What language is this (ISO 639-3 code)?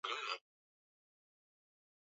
swa